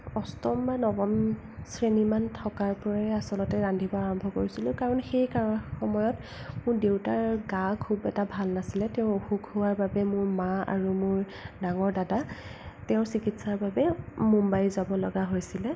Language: Assamese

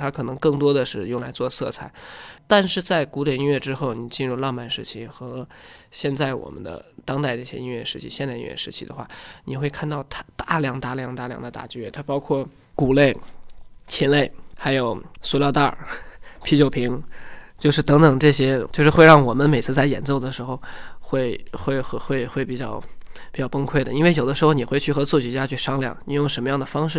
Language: Chinese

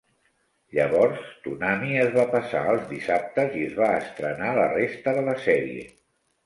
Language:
Catalan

